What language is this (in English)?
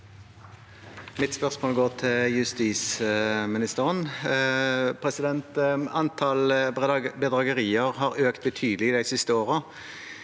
Norwegian